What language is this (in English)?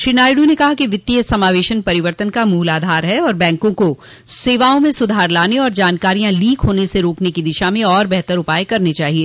Hindi